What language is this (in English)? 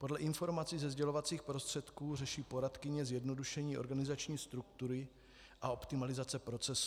Czech